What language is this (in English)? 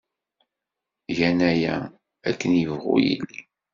Kabyle